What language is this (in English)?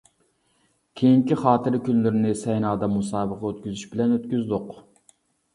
Uyghur